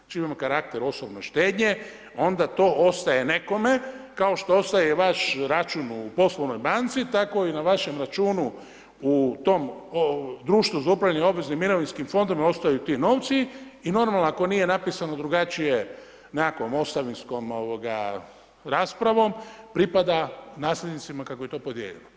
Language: Croatian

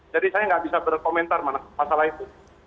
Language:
Indonesian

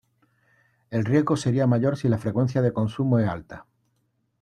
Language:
Spanish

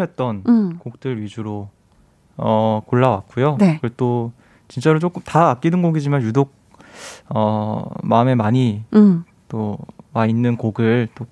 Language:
Korean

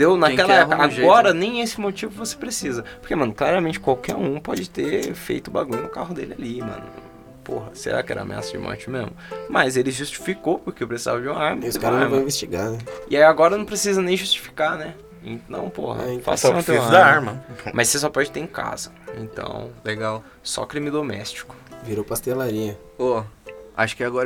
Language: Portuguese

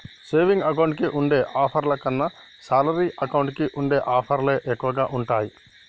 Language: Telugu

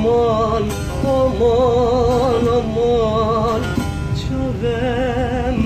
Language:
Turkish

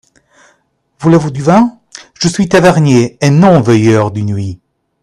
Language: French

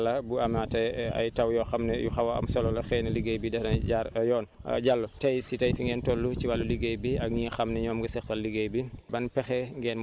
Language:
Wolof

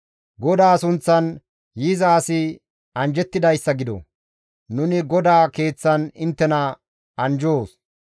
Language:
Gamo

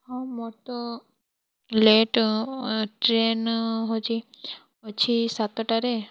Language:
Odia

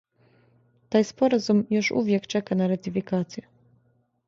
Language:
Serbian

